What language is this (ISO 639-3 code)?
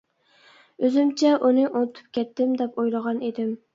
uig